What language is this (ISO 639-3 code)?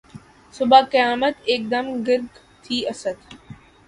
urd